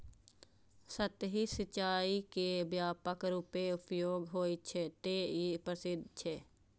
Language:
Maithili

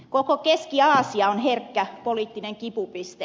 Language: Finnish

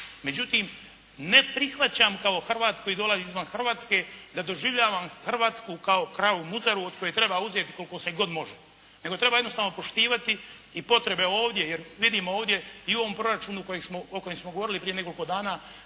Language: Croatian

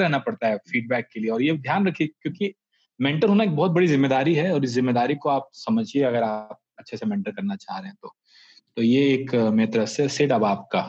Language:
Hindi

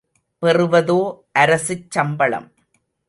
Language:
Tamil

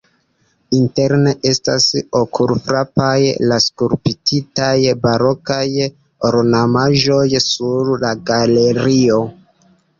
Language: Esperanto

